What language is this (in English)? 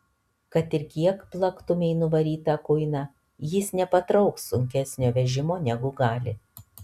Lithuanian